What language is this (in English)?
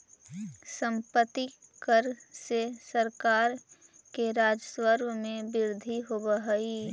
Magahi